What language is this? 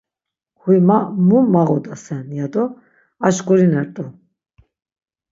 Laz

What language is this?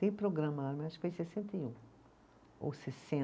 Portuguese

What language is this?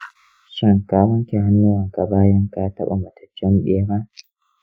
Hausa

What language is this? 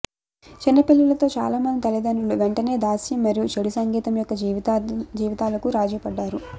Telugu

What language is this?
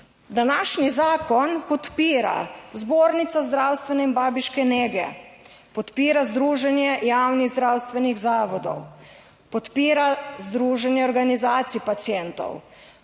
Slovenian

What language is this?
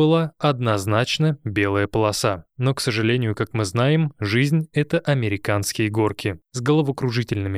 Russian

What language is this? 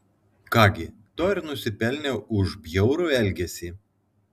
Lithuanian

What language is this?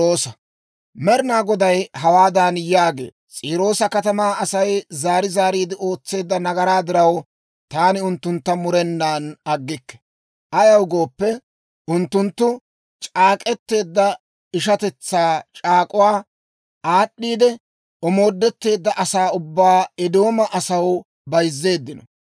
Dawro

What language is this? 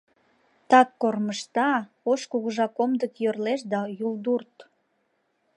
Mari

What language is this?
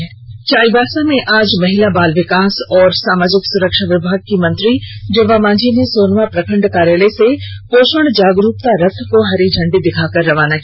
Hindi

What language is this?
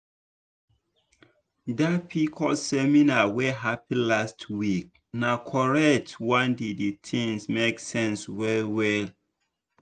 Nigerian Pidgin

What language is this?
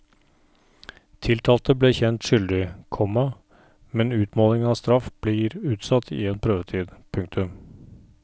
Norwegian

